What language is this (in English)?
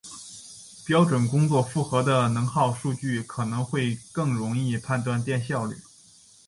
Chinese